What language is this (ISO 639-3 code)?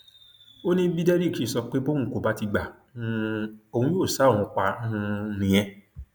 yor